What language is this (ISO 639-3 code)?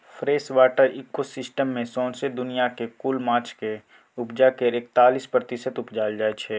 mai